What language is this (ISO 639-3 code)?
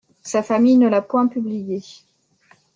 fra